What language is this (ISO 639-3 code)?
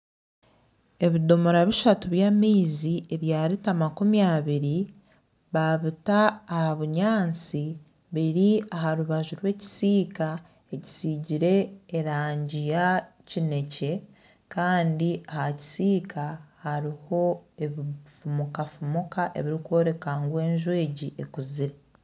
nyn